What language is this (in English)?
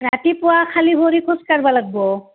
Assamese